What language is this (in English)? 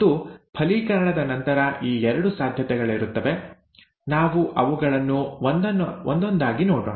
Kannada